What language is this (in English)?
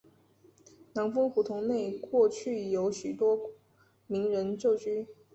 Chinese